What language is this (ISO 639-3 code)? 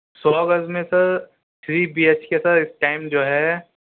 urd